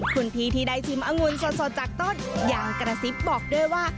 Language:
Thai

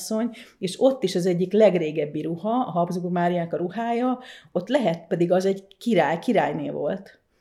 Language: Hungarian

